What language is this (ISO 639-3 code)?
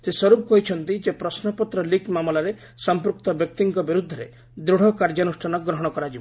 ori